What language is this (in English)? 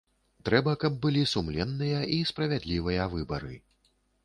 Belarusian